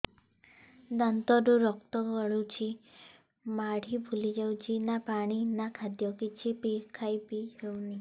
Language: Odia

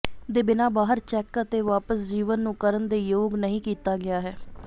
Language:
Punjabi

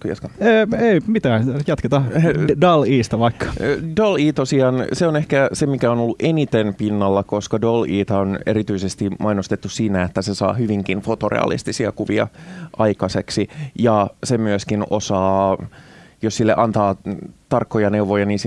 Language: Finnish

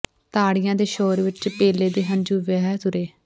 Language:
Punjabi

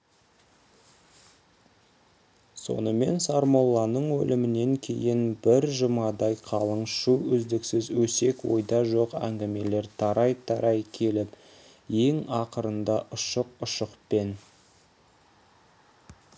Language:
Kazakh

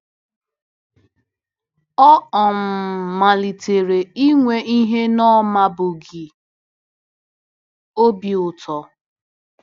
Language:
Igbo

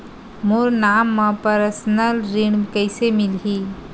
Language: Chhattisgarhi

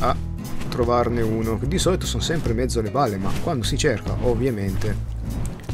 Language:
Italian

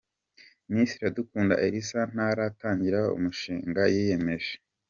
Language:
Kinyarwanda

